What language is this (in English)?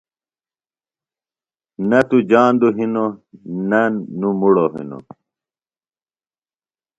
Phalura